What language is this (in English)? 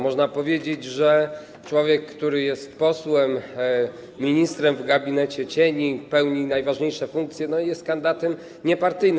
Polish